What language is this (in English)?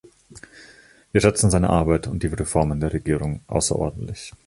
German